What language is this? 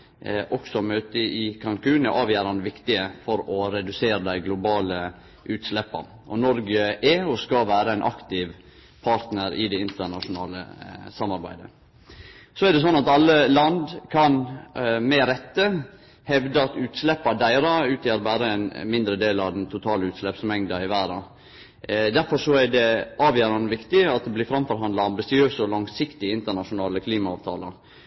Norwegian Nynorsk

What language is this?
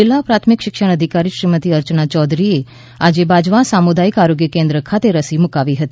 Gujarati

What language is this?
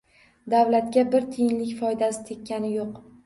Uzbek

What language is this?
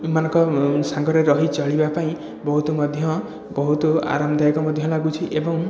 Odia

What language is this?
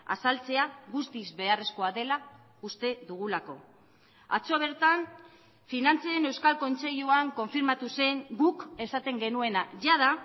Basque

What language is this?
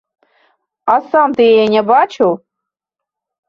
Belarusian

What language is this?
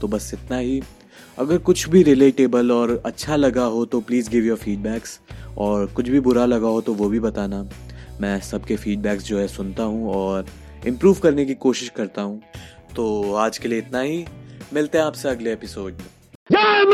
Hindi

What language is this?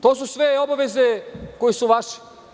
Serbian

